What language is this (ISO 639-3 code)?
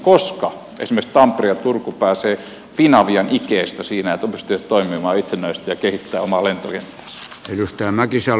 fin